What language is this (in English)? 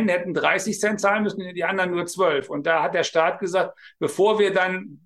German